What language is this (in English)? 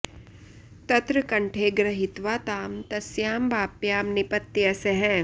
Sanskrit